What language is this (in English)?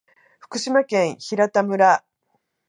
Japanese